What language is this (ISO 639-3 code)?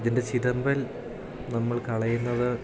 mal